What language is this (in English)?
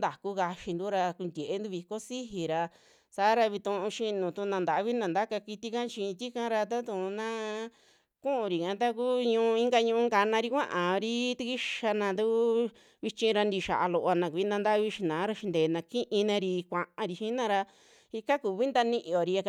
Western Juxtlahuaca Mixtec